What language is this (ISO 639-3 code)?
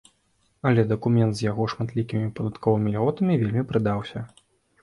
bel